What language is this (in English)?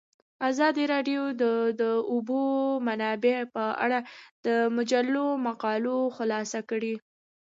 Pashto